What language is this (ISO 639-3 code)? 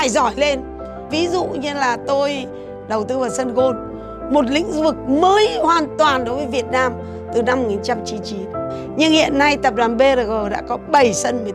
vie